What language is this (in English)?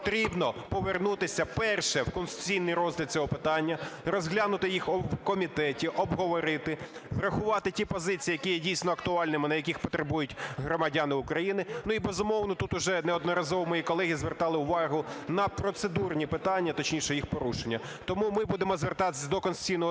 Ukrainian